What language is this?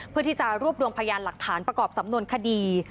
Thai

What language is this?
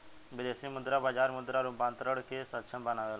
Bhojpuri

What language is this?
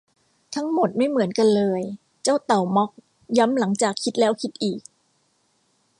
Thai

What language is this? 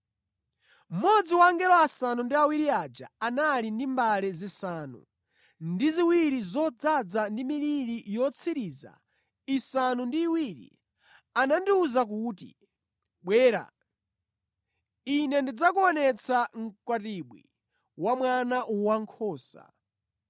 Nyanja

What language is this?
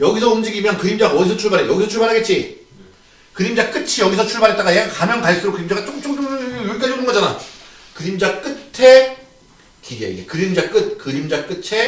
Korean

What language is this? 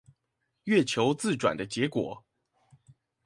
Chinese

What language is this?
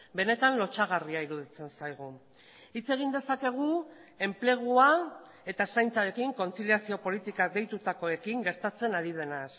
Basque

